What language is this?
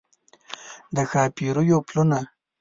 Pashto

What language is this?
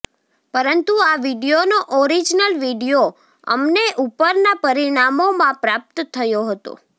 Gujarati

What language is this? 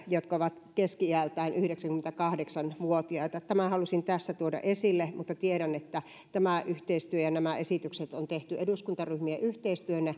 Finnish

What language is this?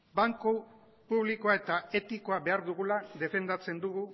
Basque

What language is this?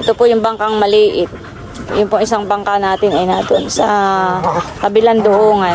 Filipino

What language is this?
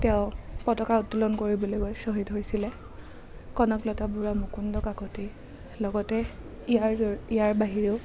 Assamese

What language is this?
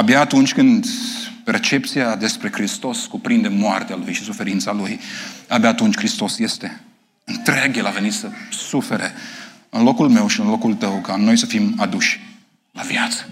Romanian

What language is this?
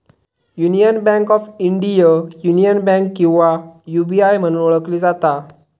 Marathi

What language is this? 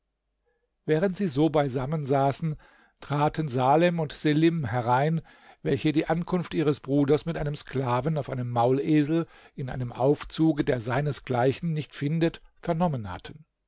German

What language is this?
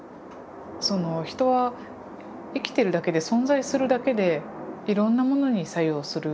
Japanese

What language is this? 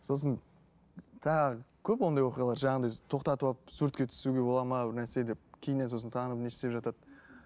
Kazakh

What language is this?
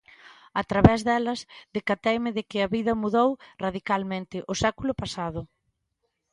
Galician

